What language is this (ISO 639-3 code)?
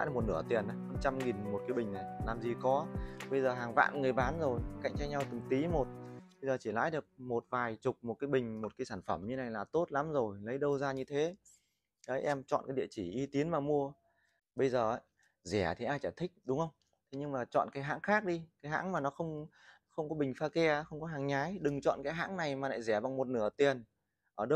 vie